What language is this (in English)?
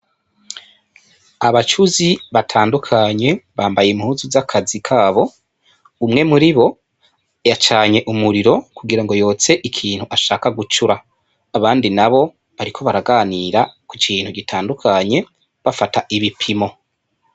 Rundi